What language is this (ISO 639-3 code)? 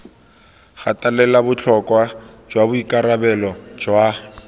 tsn